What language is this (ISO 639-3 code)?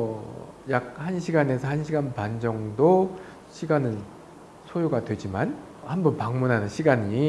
kor